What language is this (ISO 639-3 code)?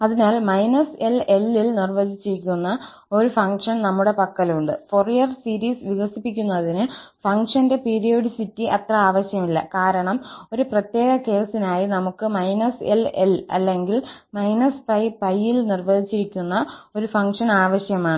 mal